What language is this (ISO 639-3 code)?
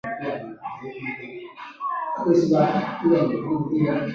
zho